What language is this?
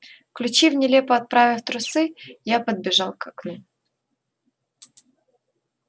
Russian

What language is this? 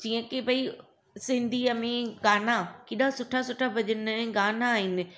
Sindhi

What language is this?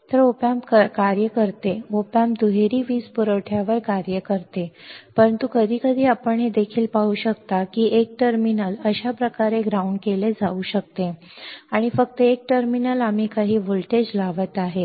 Marathi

